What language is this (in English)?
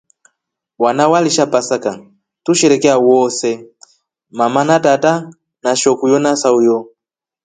Rombo